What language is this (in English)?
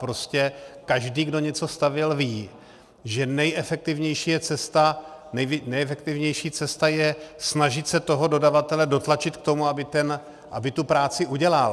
Czech